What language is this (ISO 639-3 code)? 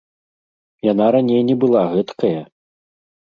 bel